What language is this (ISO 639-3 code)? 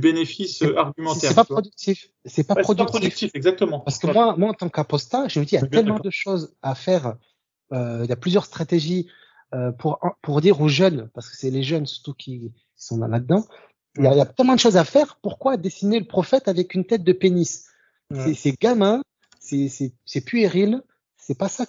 fra